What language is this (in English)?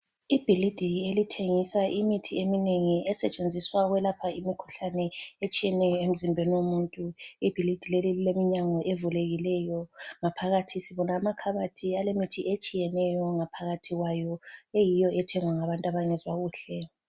North Ndebele